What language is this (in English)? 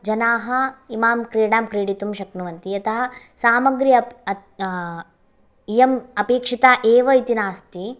Sanskrit